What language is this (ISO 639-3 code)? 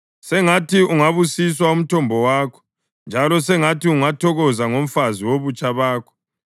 nde